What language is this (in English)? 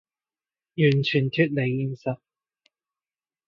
Cantonese